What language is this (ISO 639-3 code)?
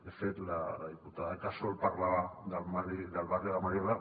cat